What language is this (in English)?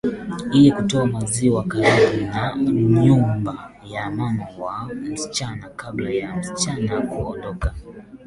Swahili